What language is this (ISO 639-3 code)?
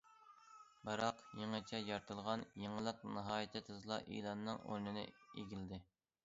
uig